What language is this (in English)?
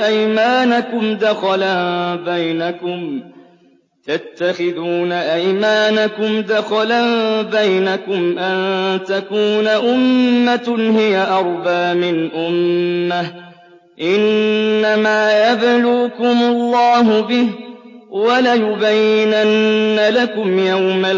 Arabic